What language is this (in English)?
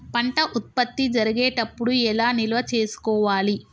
Telugu